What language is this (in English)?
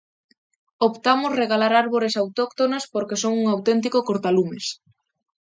Galician